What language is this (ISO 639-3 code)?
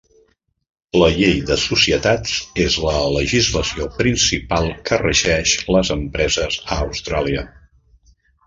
cat